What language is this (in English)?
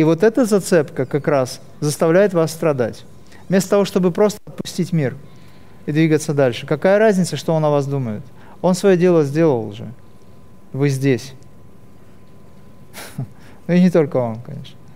Russian